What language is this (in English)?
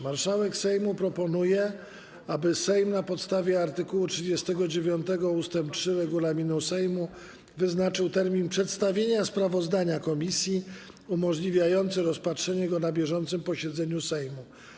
Polish